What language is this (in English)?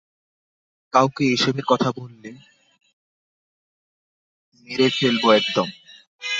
Bangla